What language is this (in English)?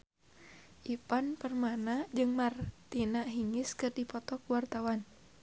Sundanese